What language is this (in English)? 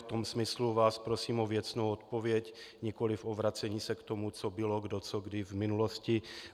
Czech